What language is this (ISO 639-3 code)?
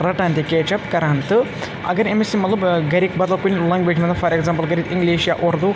kas